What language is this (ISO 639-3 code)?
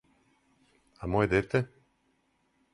srp